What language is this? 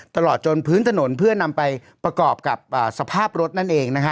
Thai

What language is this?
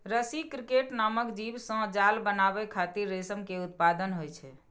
Maithili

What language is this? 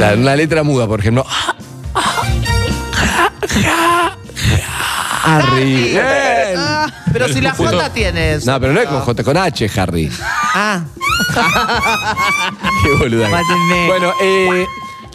Spanish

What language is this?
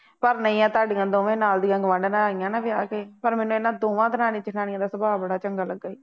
Punjabi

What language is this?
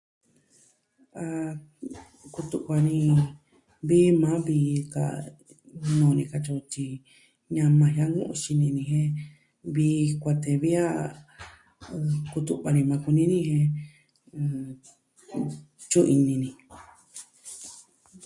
Southwestern Tlaxiaco Mixtec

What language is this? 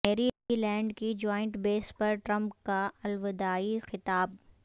Urdu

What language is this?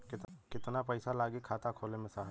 Bhojpuri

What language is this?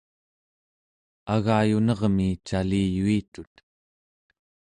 Central Yupik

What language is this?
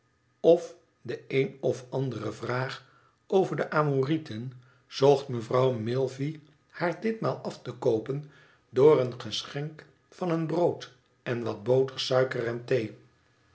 Dutch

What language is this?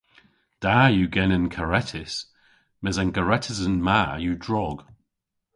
Cornish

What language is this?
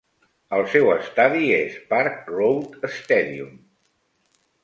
Catalan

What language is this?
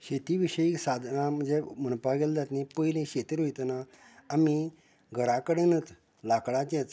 Konkani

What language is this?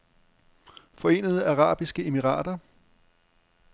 Danish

